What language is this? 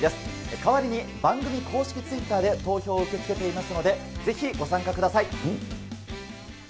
Japanese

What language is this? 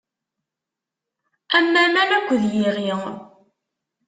Kabyle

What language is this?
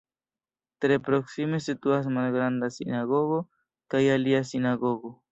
Esperanto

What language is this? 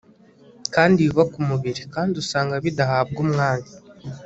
Kinyarwanda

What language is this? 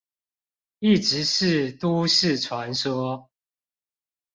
Chinese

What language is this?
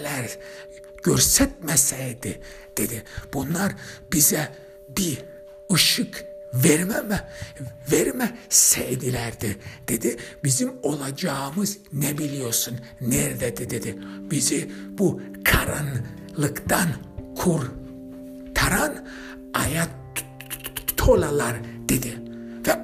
Turkish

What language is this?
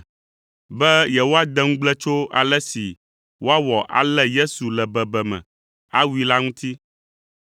Ewe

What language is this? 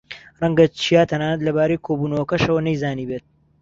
Central Kurdish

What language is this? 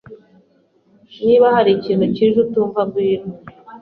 Kinyarwanda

